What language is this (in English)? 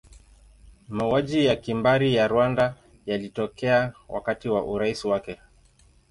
Swahili